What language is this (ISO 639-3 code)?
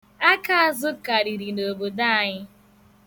ibo